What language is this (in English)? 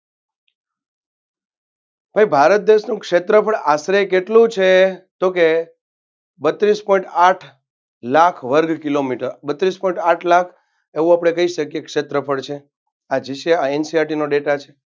Gujarati